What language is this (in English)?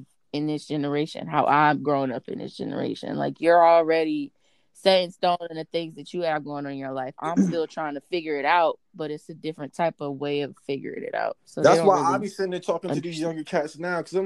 English